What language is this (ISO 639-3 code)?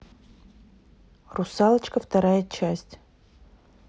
rus